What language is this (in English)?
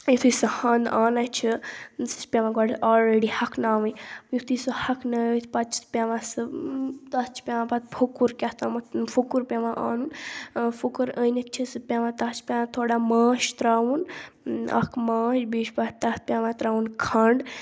Kashmiri